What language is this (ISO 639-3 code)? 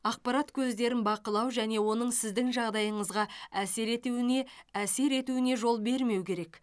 kaz